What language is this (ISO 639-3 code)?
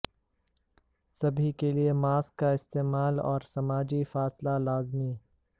urd